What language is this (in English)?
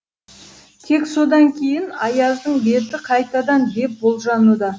Kazakh